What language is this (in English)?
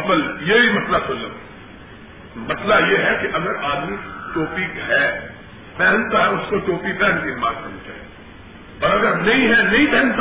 Urdu